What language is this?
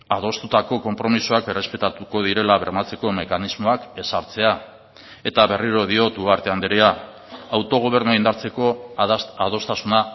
Basque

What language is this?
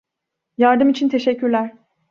Turkish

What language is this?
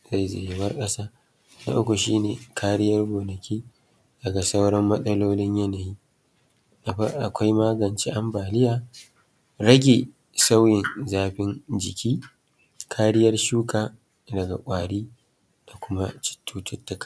Hausa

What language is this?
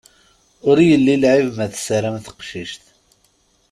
Kabyle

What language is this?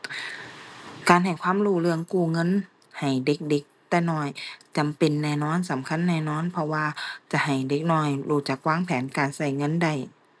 Thai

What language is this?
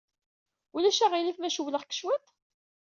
Kabyle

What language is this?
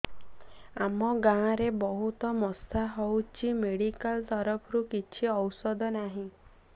Odia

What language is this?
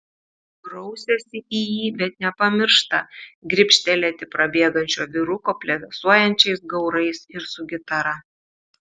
Lithuanian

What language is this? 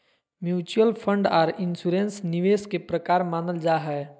Magahi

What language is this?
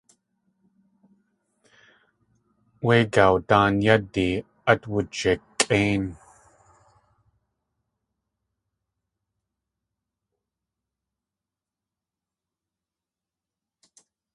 Tlingit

